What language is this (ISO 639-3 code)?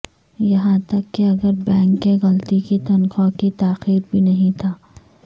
urd